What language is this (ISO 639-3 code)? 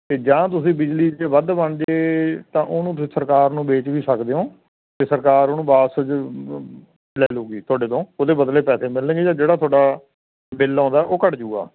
pan